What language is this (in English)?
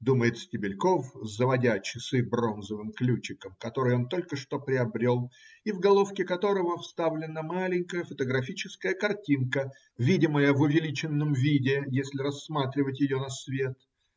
Russian